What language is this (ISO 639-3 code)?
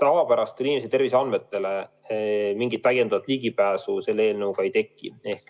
est